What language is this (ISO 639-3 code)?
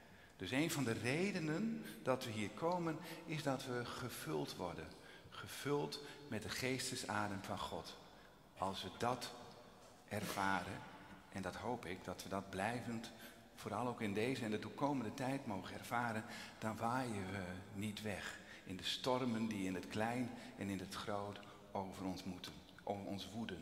nld